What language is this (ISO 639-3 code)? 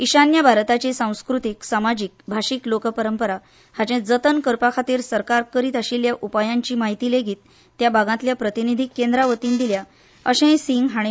kok